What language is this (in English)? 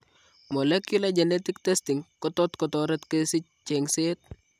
Kalenjin